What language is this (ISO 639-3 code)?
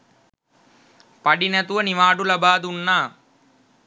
sin